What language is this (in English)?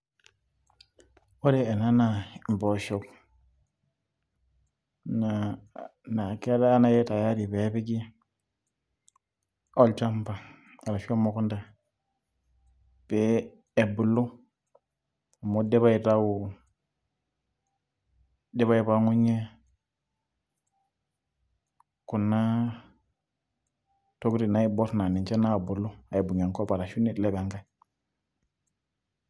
Masai